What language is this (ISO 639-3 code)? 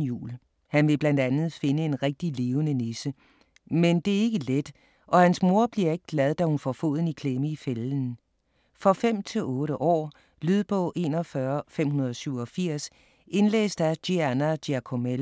dan